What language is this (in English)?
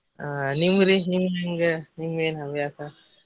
Kannada